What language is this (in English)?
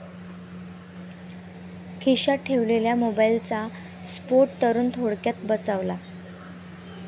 Marathi